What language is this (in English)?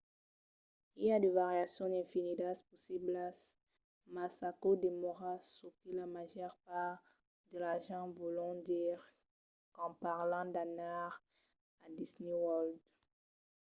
Occitan